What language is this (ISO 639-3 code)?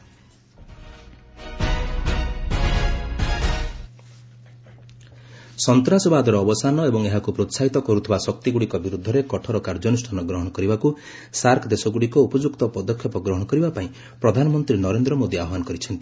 ori